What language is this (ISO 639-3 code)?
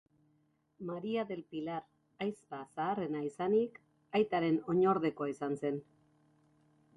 eus